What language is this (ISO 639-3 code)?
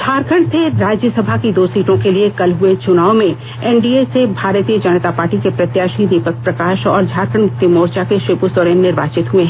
hin